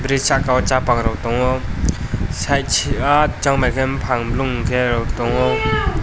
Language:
Kok Borok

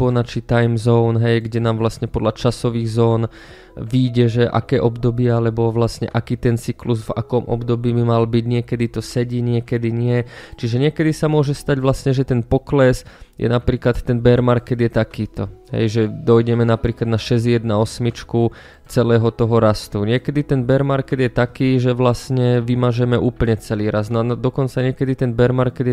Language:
Croatian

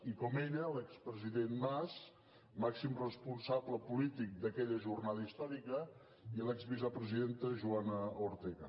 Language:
Catalan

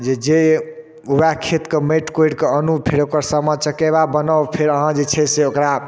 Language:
Maithili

